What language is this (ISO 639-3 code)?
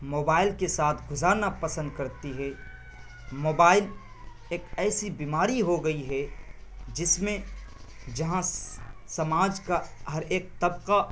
urd